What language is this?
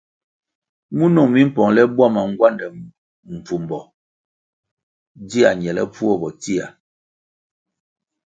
Kwasio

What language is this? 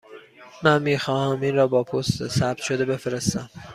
Persian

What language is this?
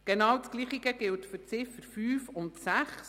Swiss German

